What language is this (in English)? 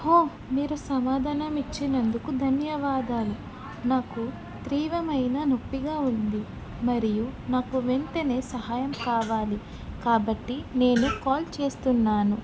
Telugu